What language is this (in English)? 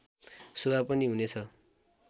Nepali